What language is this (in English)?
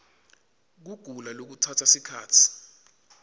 Swati